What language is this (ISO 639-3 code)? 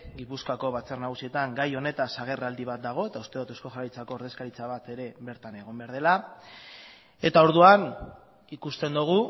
eus